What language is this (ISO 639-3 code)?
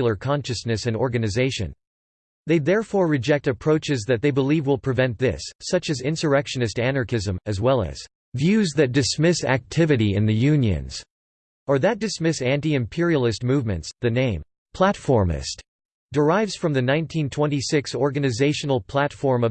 eng